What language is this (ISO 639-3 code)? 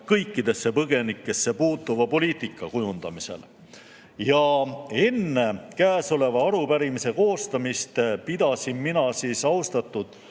est